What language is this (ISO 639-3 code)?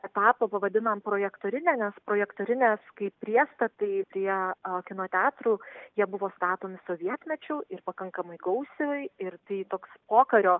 lit